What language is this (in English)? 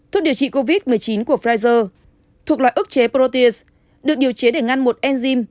Vietnamese